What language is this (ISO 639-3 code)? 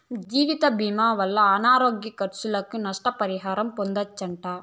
tel